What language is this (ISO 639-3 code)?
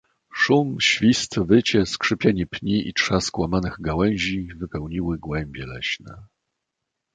pol